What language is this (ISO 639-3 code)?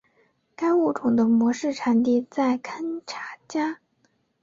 zho